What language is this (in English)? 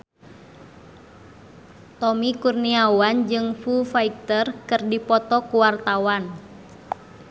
Sundanese